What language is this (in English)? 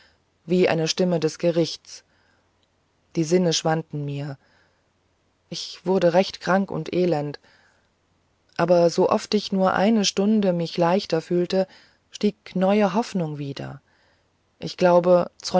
German